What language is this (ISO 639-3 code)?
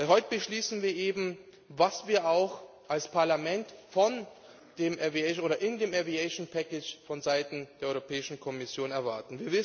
deu